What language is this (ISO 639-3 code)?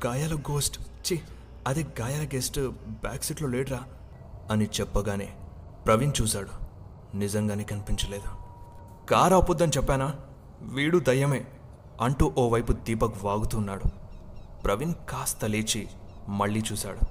tel